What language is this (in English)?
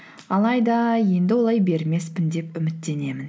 Kazakh